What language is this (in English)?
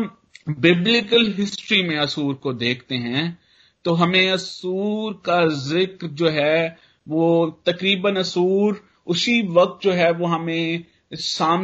Hindi